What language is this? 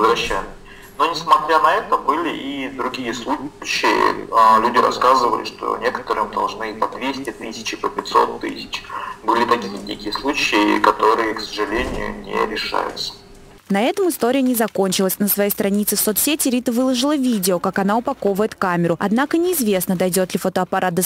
Russian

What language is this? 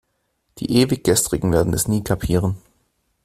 German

